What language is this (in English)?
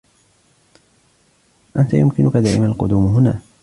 Arabic